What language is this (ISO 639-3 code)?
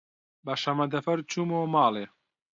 ckb